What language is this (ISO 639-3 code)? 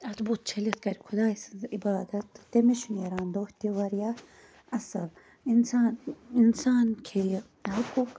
kas